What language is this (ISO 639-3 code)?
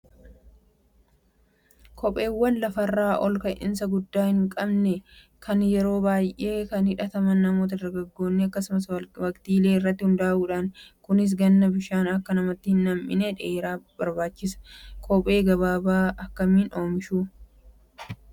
orm